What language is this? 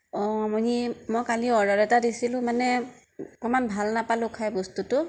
Assamese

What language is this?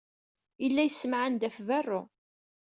Kabyle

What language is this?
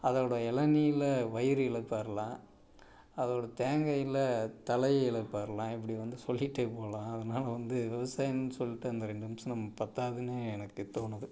Tamil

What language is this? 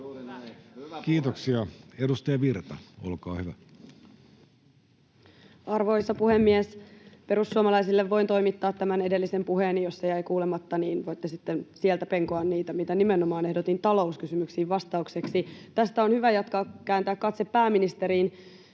Finnish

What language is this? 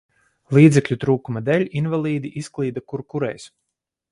Latvian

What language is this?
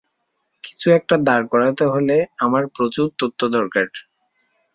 Bangla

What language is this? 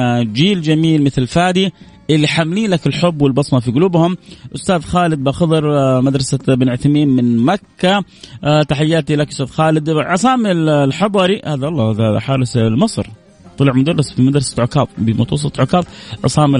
Arabic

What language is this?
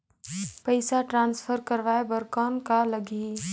Chhattisgarhi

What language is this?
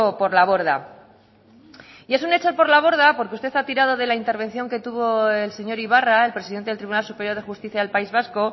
Spanish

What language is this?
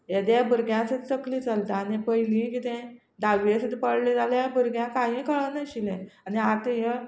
Konkani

